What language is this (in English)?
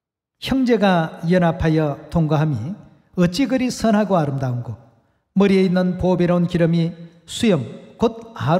Korean